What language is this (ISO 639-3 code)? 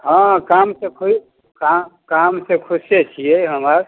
mai